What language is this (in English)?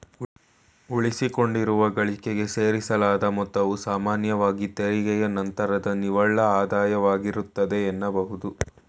Kannada